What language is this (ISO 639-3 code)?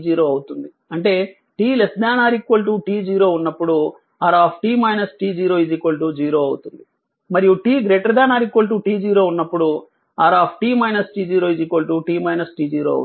tel